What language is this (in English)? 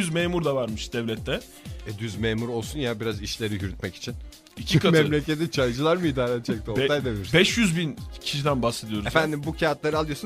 Turkish